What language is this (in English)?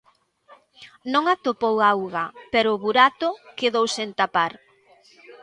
Galician